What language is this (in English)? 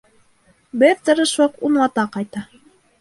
Bashkir